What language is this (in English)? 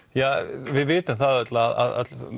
Icelandic